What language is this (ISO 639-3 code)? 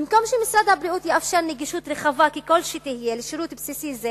heb